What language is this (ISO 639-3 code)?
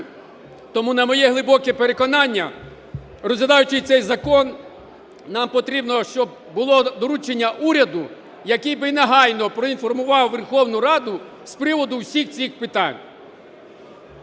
ukr